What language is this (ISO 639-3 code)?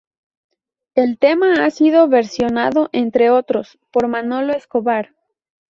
spa